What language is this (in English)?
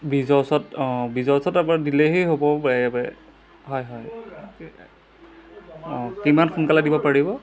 Assamese